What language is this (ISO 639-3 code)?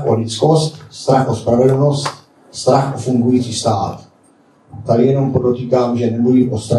ces